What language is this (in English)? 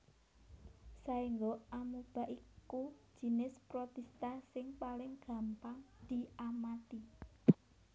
Javanese